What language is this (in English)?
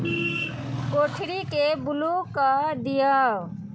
Maithili